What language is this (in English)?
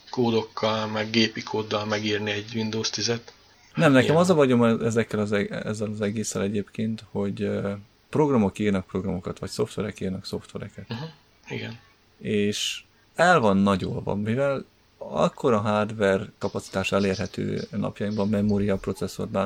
Hungarian